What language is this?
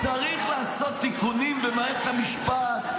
Hebrew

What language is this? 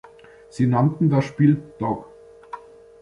German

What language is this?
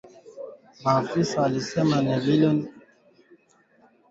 Swahili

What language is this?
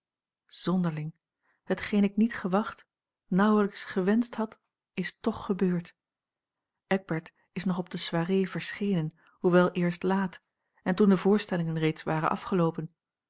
Dutch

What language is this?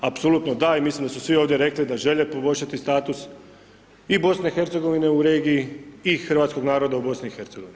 Croatian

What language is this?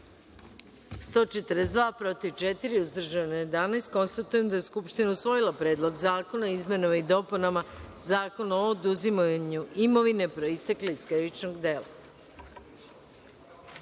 Serbian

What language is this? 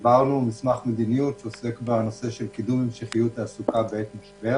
Hebrew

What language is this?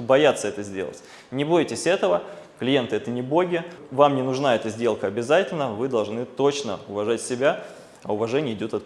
Russian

